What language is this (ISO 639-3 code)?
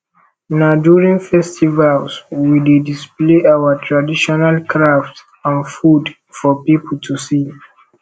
pcm